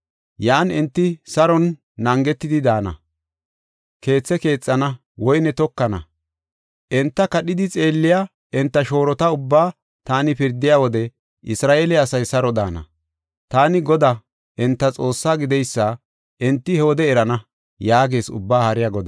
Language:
Gofa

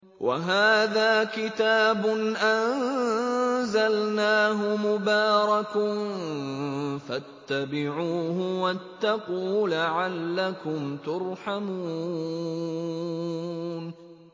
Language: Arabic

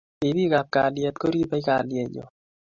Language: Kalenjin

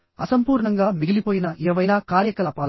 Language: Telugu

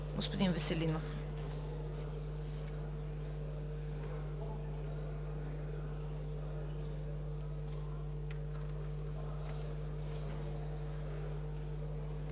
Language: Bulgarian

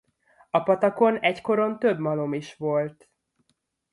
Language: Hungarian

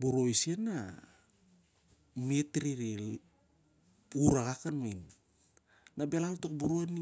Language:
Siar-Lak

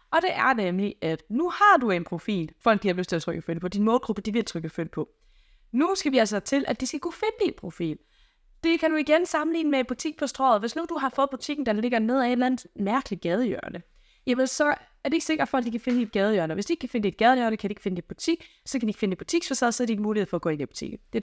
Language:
Danish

